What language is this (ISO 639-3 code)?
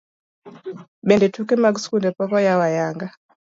luo